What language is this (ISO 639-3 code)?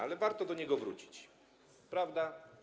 pol